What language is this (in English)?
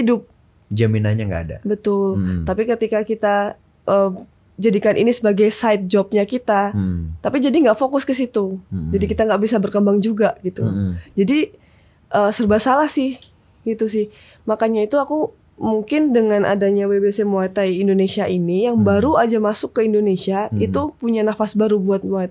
Indonesian